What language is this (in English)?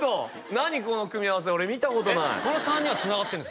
Japanese